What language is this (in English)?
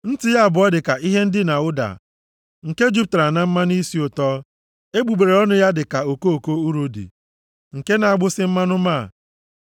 Igbo